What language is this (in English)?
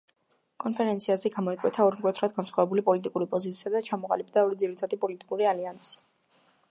Georgian